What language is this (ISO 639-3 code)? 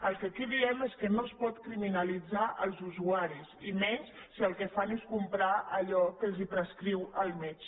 cat